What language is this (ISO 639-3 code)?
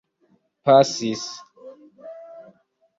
epo